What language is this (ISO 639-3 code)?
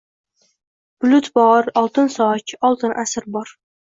uzb